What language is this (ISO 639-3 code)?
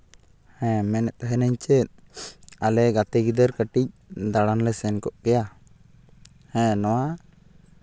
sat